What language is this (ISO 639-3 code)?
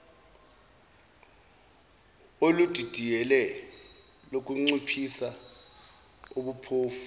zul